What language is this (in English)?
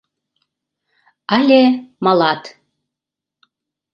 Mari